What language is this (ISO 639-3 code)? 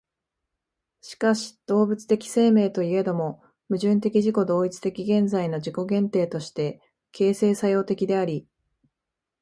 jpn